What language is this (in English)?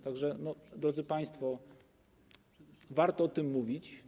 Polish